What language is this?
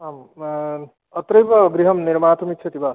Sanskrit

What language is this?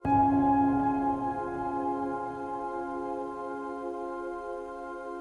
Vietnamese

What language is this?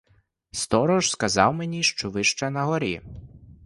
Ukrainian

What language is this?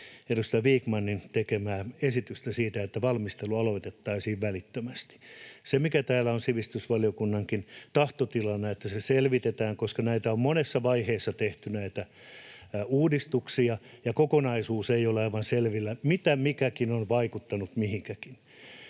Finnish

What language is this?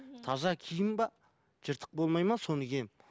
Kazakh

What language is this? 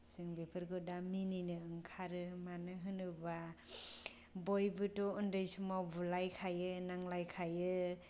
Bodo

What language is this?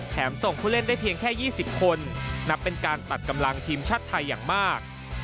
Thai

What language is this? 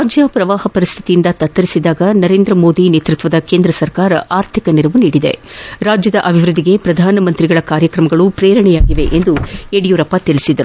Kannada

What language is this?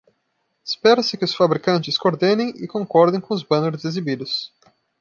Portuguese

